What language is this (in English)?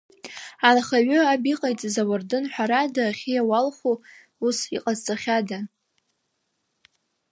Abkhazian